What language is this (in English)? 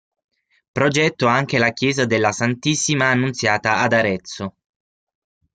Italian